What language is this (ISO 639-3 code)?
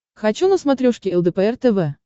rus